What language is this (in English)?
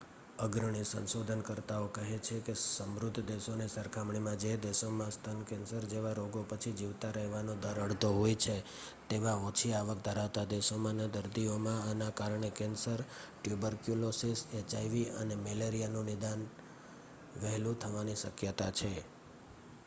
Gujarati